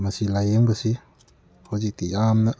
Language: Manipuri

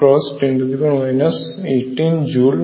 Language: Bangla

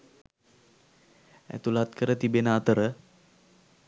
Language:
Sinhala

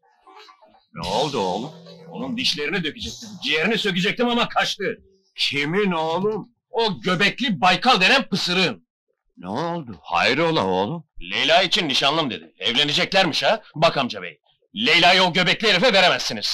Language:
Turkish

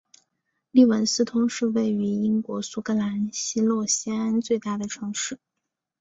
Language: Chinese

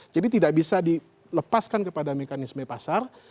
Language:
Indonesian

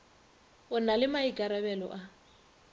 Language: Northern Sotho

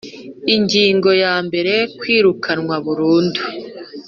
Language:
Kinyarwanda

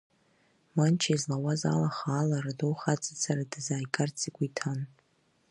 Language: Abkhazian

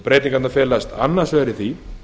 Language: Icelandic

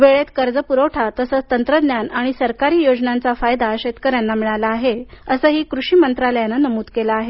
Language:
Marathi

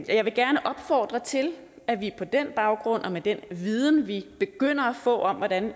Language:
Danish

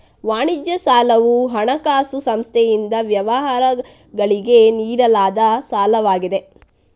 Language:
Kannada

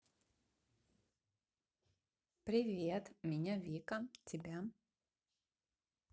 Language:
Russian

